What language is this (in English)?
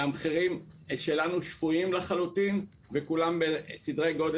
Hebrew